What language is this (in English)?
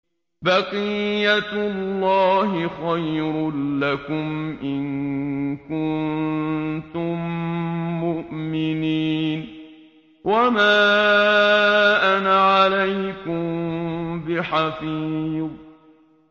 Arabic